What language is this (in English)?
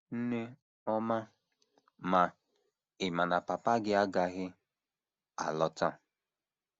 Igbo